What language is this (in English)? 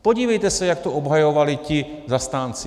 Czech